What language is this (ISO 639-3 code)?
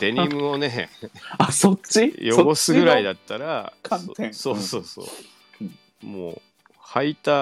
jpn